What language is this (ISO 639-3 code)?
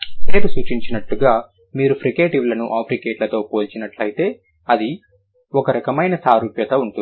tel